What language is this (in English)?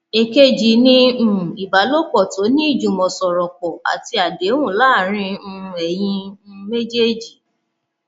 Yoruba